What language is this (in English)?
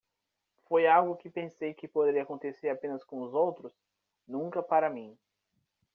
Portuguese